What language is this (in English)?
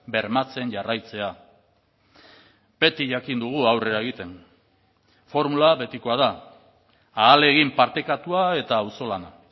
Basque